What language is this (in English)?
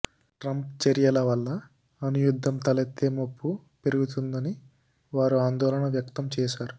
Telugu